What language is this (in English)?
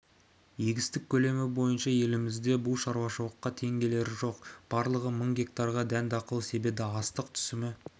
Kazakh